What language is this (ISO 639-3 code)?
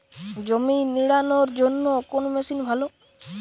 ben